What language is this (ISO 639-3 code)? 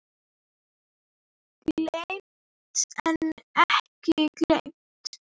isl